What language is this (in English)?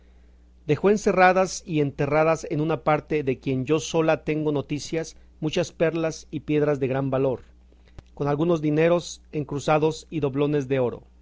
Spanish